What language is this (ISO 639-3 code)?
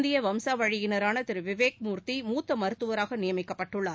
tam